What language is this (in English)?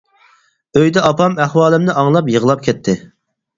Uyghur